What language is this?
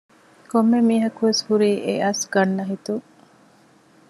Divehi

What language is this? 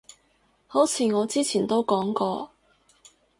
Cantonese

